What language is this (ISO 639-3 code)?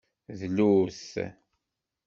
kab